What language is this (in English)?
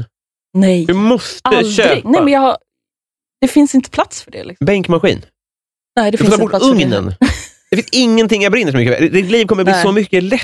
Swedish